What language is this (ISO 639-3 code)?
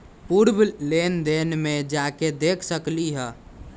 mag